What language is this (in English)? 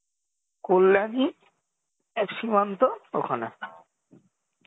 Bangla